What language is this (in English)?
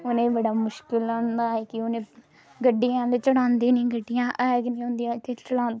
Dogri